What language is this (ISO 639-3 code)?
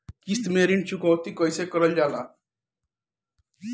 bho